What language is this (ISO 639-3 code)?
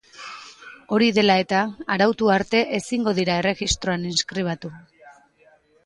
eus